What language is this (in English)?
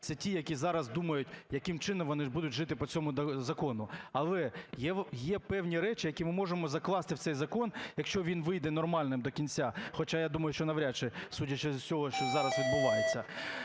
Ukrainian